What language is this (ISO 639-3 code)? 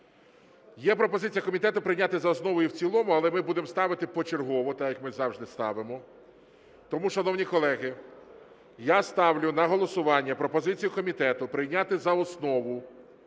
ukr